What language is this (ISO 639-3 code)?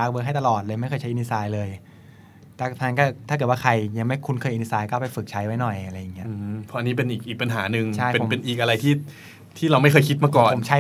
tha